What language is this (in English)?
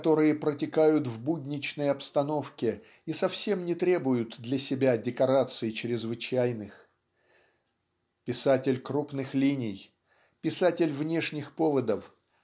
Russian